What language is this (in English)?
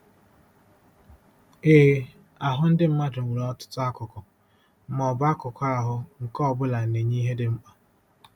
Igbo